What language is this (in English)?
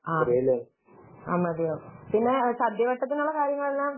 Malayalam